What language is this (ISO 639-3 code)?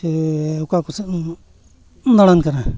sat